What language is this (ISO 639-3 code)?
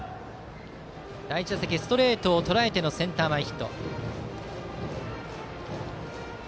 jpn